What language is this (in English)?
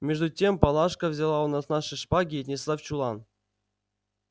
Russian